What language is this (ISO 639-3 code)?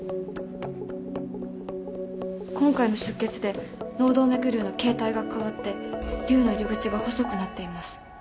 jpn